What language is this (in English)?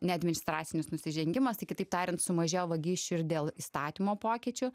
Lithuanian